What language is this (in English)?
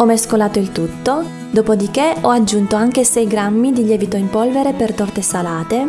Italian